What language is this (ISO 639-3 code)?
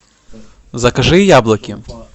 rus